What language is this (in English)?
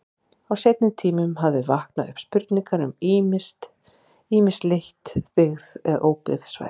Icelandic